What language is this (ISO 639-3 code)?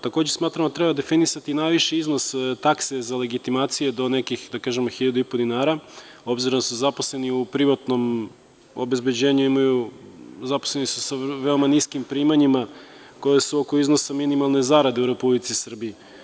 srp